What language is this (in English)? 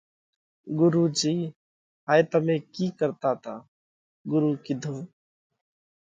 Parkari Koli